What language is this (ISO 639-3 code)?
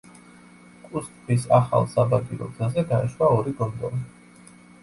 kat